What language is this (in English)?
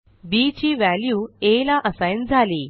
Marathi